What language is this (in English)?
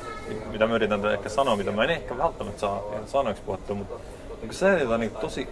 Finnish